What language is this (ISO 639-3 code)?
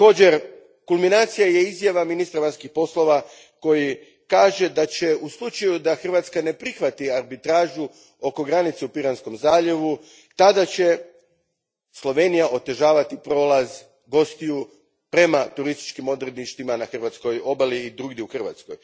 hrv